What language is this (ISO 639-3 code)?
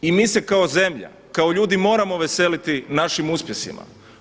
hrv